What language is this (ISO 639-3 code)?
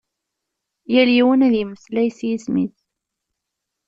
kab